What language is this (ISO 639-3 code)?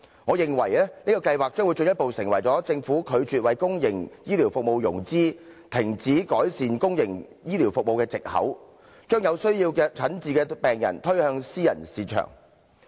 yue